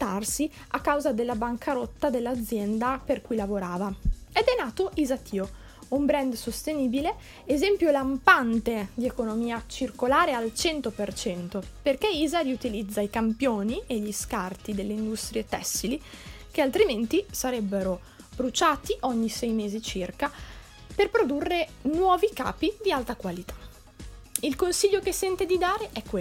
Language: Italian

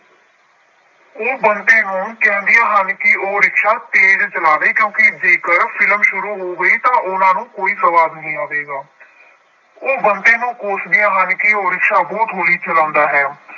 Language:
Punjabi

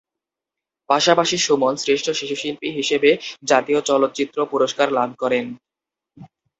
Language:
Bangla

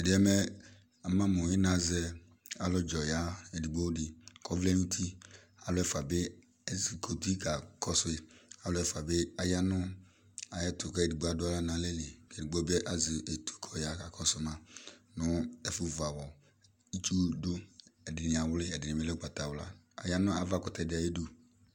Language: Ikposo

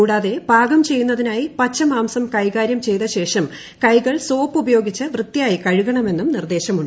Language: Malayalam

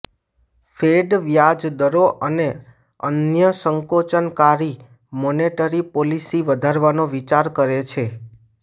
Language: Gujarati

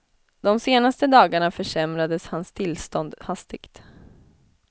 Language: Swedish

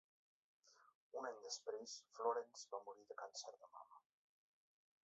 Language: Catalan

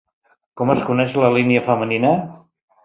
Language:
Catalan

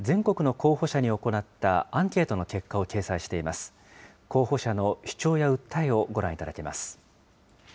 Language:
Japanese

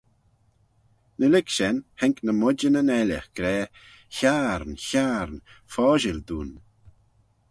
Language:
Manx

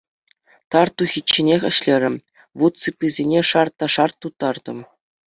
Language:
Chuvash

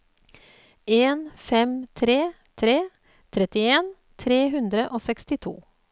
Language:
Norwegian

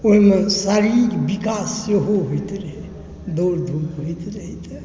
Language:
Maithili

